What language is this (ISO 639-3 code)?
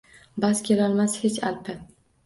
uzb